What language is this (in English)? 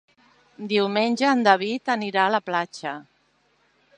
Catalan